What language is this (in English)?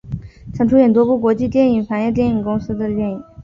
Chinese